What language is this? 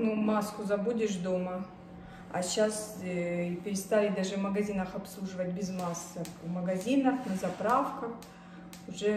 Russian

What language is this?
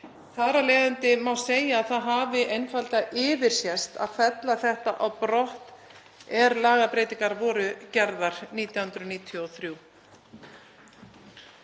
Icelandic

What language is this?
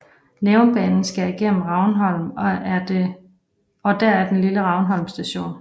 Danish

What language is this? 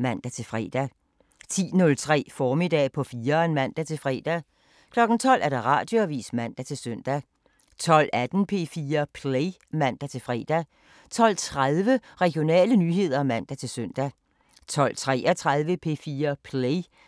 Danish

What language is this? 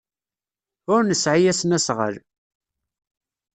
Kabyle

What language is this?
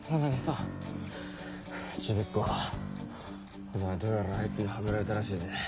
Japanese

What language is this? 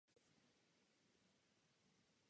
Czech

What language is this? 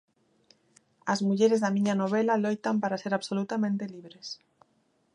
Galician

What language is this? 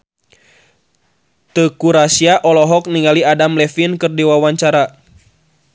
Sundanese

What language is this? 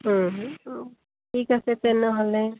Assamese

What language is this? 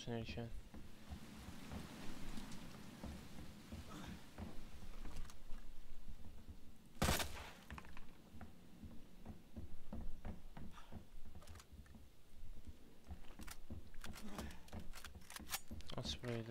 Turkish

